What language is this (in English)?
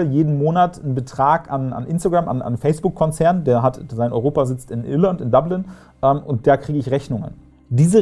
German